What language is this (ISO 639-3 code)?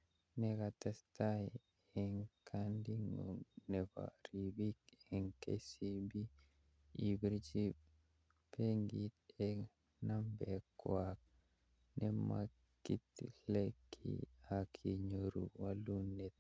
kln